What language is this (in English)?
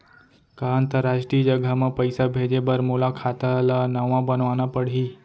Chhattisgarhi